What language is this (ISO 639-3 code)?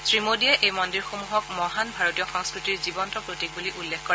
asm